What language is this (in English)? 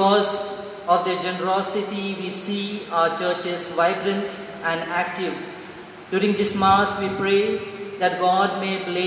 English